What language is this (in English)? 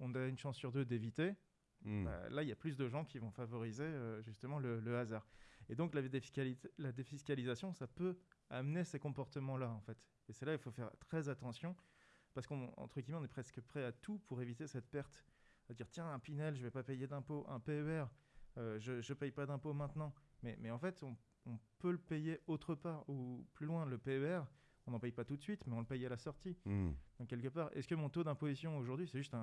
French